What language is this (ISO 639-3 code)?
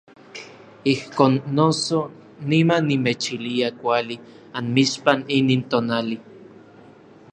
nlv